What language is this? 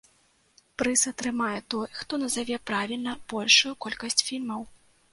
Belarusian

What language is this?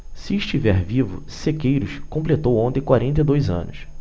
Portuguese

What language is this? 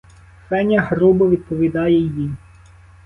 Ukrainian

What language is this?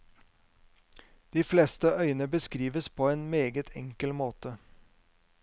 Norwegian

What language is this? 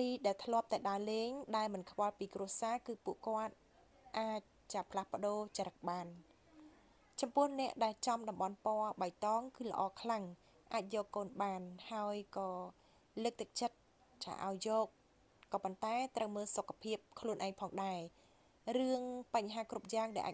Thai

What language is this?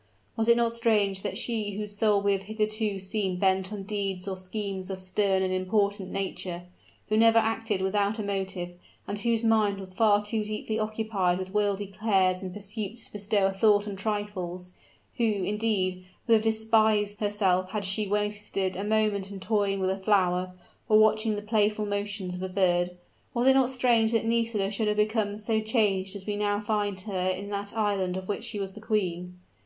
English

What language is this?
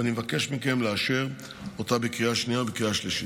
Hebrew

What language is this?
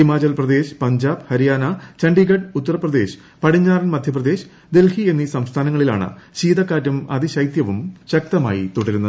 Malayalam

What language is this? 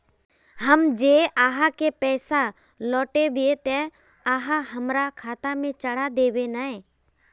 Magahi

